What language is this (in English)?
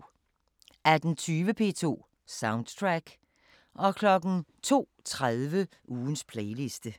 Danish